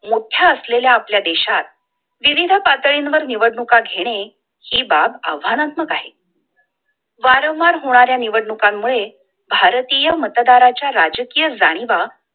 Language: Marathi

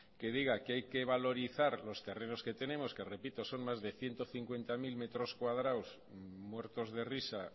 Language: Spanish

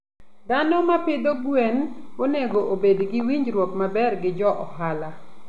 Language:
Luo (Kenya and Tanzania)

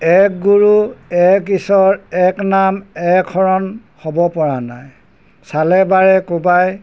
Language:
Assamese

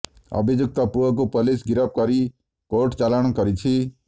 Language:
Odia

